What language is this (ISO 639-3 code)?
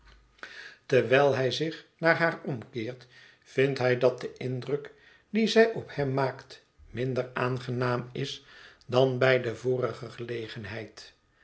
nld